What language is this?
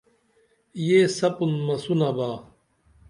Dameli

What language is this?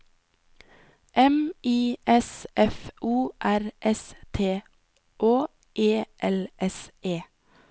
Norwegian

